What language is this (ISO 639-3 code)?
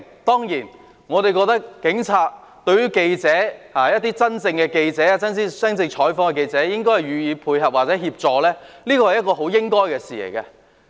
yue